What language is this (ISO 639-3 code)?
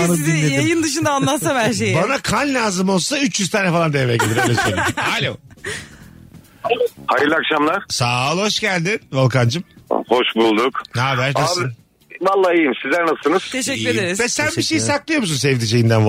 tur